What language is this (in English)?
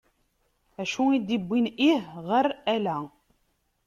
Kabyle